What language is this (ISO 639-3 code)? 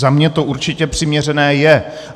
ces